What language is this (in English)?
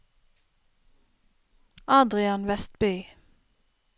Norwegian